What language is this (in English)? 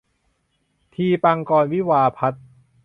Thai